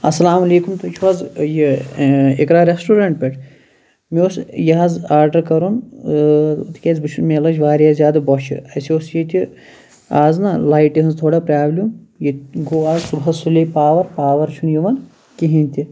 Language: Kashmiri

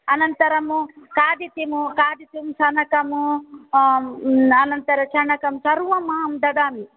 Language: Sanskrit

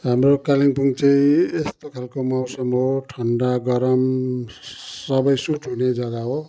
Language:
Nepali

